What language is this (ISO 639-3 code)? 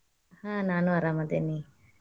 kan